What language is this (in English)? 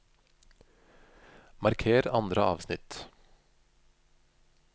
Norwegian